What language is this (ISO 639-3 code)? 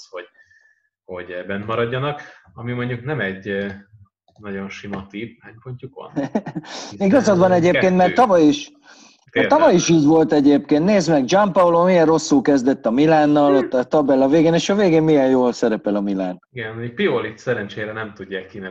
hun